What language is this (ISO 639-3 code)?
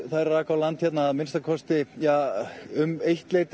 isl